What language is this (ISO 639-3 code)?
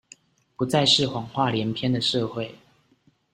zho